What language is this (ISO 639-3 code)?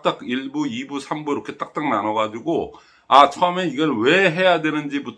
kor